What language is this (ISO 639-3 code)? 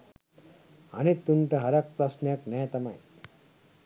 sin